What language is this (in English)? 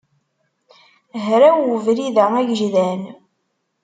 Kabyle